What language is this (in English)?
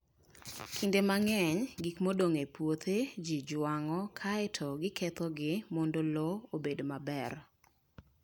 Luo (Kenya and Tanzania)